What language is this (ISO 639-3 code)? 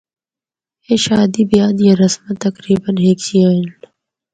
hno